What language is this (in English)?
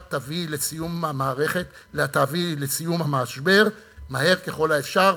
Hebrew